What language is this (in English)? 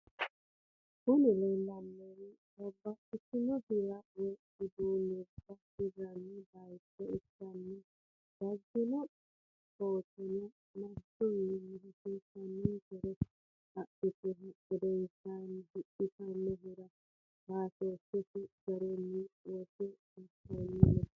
Sidamo